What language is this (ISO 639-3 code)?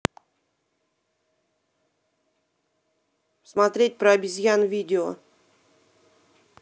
rus